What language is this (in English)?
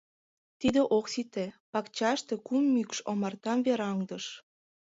Mari